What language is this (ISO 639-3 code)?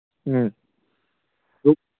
mni